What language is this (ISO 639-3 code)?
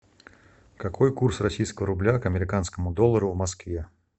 rus